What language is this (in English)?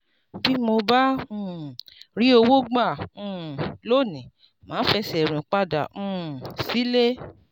Yoruba